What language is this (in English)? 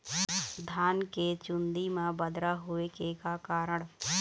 Chhattisgarhi